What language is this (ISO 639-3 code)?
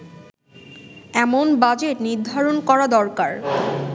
ben